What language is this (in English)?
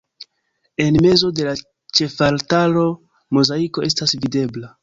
Esperanto